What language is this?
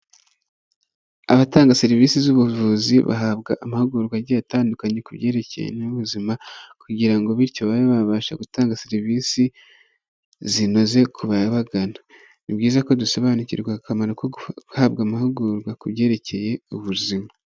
Kinyarwanda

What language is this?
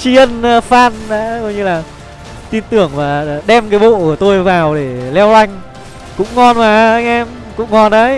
Vietnamese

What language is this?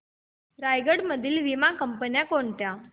Marathi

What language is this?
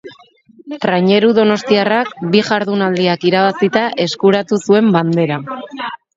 Basque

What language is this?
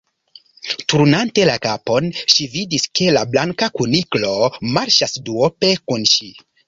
Esperanto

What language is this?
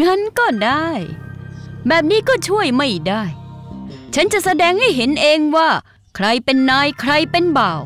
Thai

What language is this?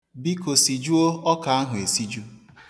Igbo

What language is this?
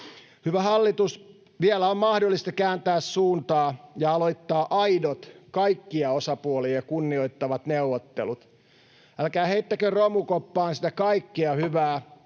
Finnish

